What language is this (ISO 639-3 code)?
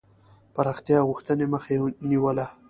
pus